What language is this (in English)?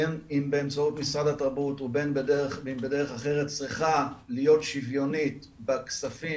Hebrew